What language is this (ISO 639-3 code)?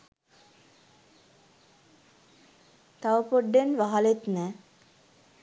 sin